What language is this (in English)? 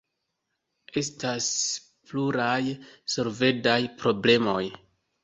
Esperanto